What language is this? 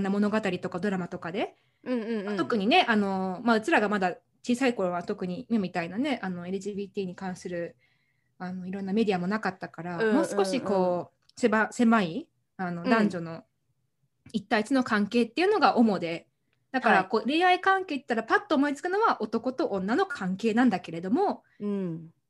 Japanese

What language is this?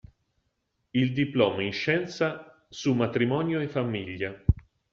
Italian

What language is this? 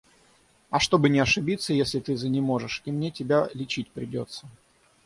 Russian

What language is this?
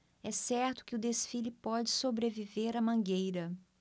Portuguese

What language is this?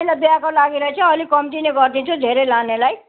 Nepali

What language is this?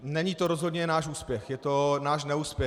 Czech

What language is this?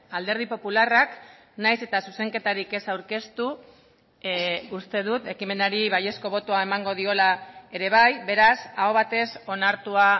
Basque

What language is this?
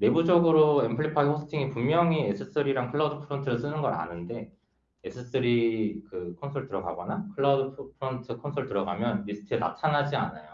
Korean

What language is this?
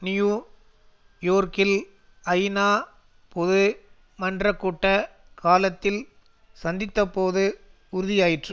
Tamil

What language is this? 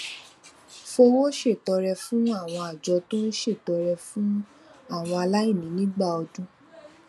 Yoruba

